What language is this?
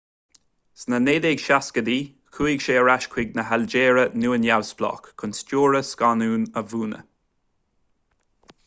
Irish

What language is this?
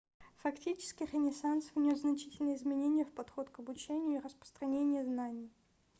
Russian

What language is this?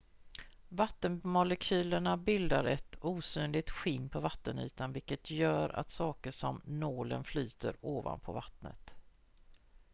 Swedish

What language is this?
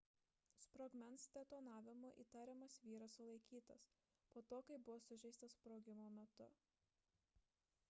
Lithuanian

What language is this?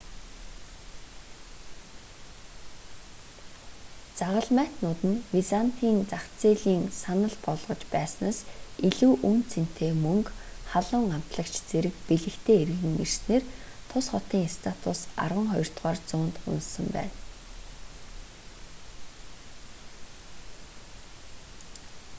Mongolian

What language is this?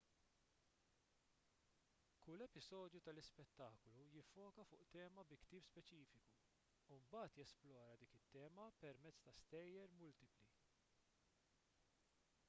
Maltese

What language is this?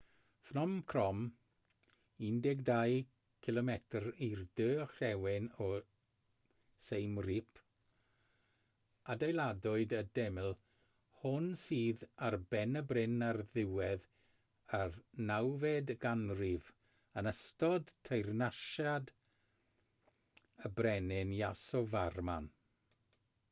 Welsh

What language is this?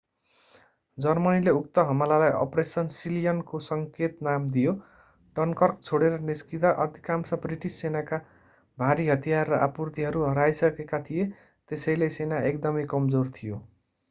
Nepali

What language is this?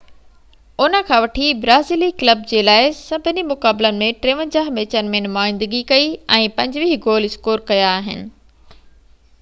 Sindhi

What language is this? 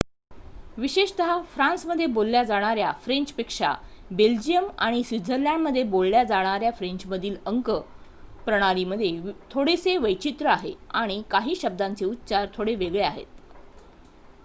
Marathi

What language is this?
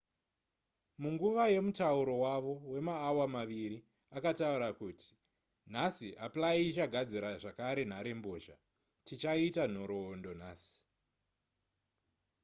Shona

